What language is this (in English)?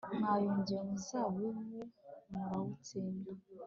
Kinyarwanda